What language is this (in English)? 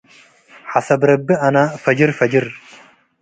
Tigre